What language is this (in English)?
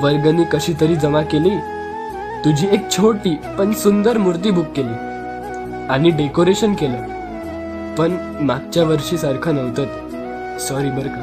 Marathi